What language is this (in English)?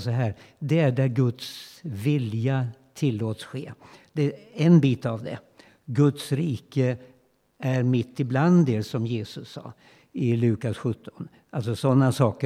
Swedish